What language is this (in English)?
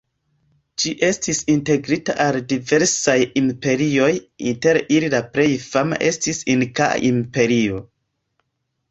Esperanto